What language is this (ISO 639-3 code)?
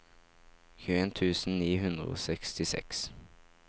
nor